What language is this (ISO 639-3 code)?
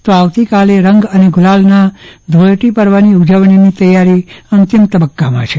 guj